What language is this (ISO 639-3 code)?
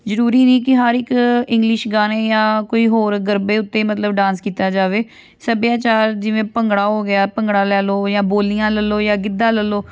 pan